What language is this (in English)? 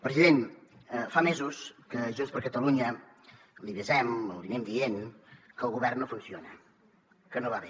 Catalan